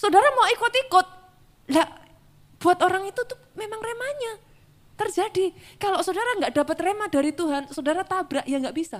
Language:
Indonesian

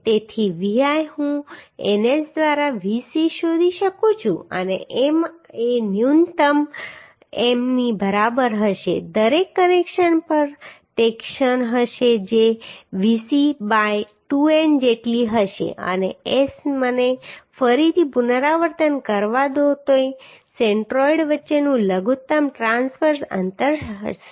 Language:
Gujarati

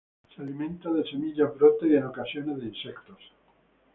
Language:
Spanish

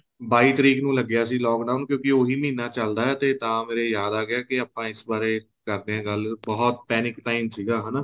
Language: Punjabi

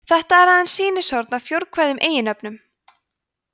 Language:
Icelandic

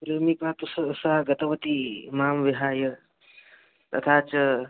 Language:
Sanskrit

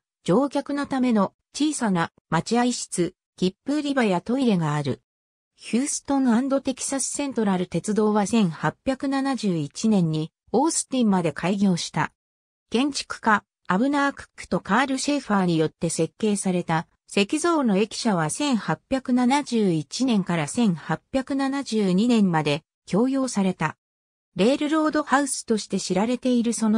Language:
Japanese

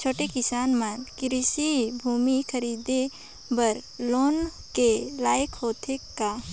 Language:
Chhattisgarhi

